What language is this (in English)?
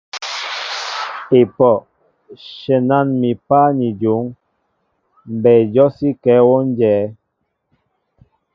Mbo (Cameroon)